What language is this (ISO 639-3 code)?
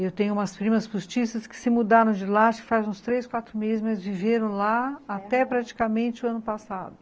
por